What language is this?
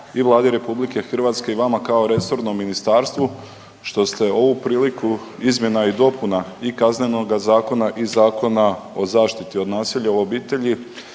Croatian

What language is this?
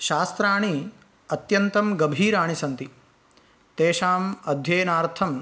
Sanskrit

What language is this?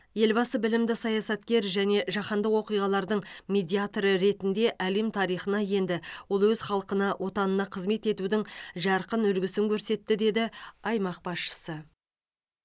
Kazakh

